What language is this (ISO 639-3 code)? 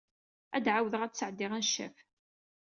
kab